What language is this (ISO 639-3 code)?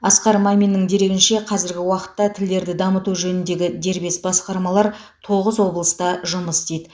kaz